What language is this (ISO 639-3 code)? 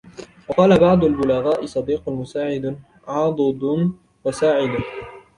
ara